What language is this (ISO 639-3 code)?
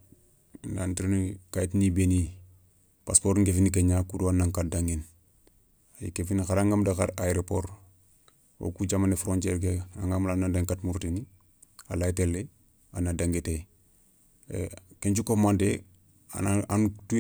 snk